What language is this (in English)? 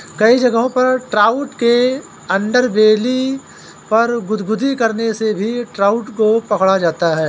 Hindi